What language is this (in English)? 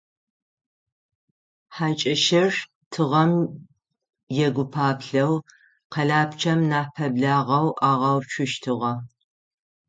Adyghe